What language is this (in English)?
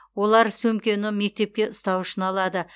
Kazakh